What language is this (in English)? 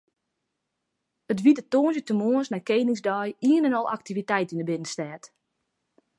Western Frisian